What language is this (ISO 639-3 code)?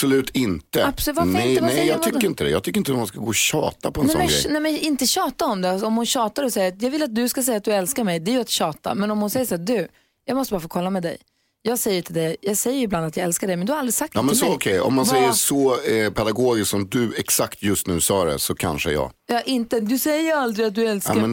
swe